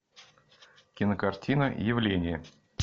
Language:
Russian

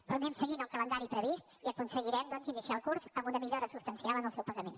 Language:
Catalan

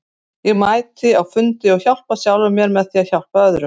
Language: Icelandic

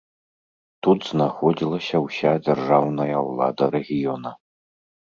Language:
Belarusian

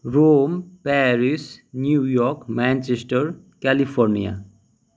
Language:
Nepali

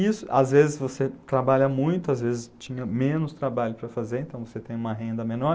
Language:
Portuguese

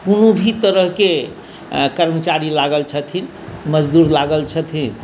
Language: Maithili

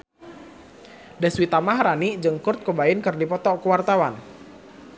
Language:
Sundanese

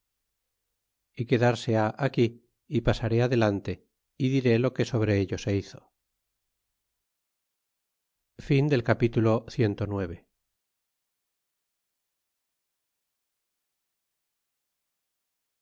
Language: Spanish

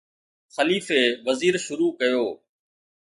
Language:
Sindhi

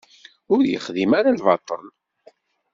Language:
Kabyle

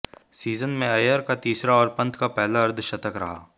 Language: Hindi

